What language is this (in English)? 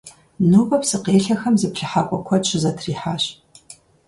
Kabardian